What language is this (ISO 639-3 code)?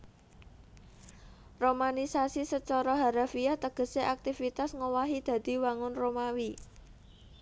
jav